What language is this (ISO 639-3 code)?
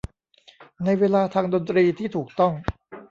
tha